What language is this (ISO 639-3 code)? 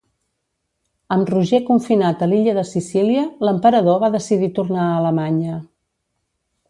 cat